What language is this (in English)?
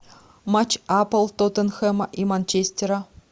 Russian